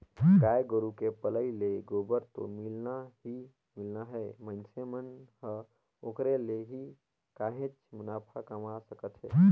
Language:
Chhattisgarhi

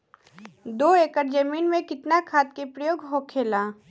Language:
Bhojpuri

